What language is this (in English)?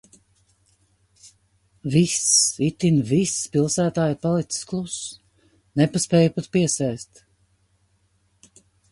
Latvian